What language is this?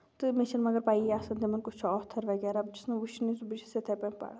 Kashmiri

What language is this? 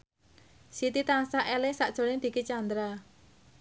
Javanese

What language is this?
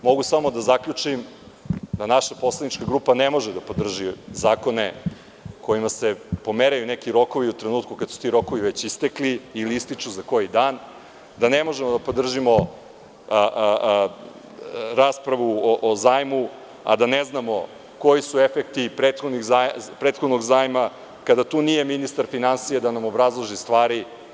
Serbian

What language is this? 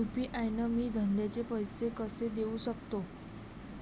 Marathi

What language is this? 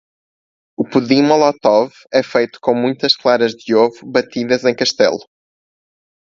Portuguese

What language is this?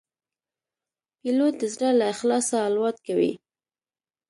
Pashto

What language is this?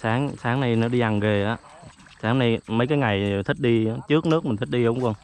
Vietnamese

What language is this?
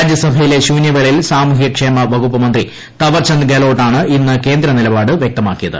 Malayalam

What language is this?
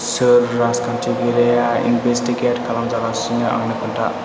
Bodo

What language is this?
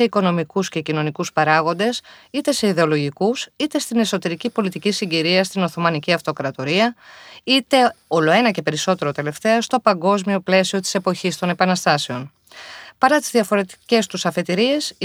Greek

